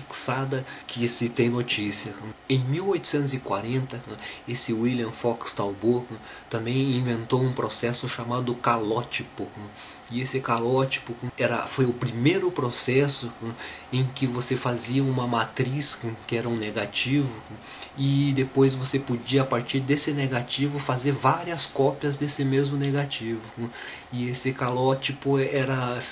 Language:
Portuguese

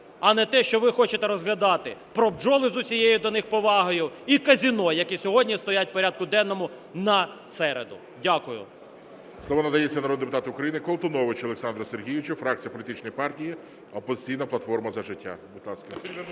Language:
Ukrainian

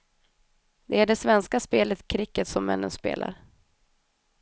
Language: Swedish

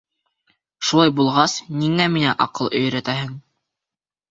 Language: Bashkir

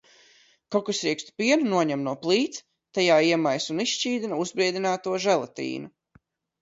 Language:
Latvian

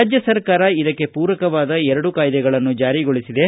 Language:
Kannada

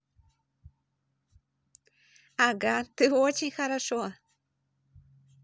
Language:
Russian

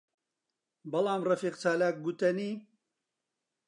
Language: Central Kurdish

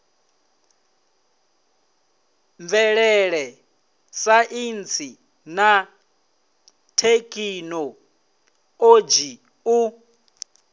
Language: Venda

